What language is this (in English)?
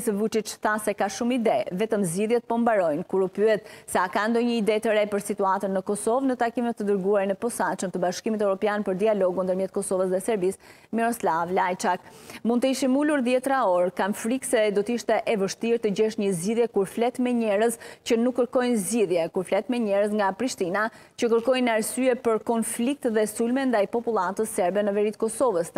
Romanian